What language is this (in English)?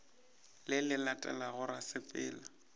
Northern Sotho